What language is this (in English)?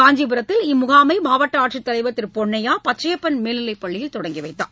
Tamil